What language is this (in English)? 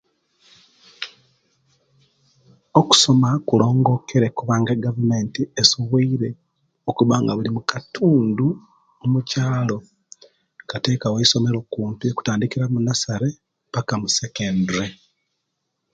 Kenyi